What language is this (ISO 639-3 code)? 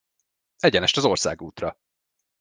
hun